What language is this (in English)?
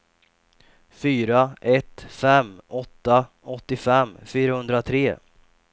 Swedish